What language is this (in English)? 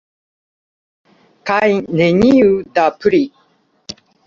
Esperanto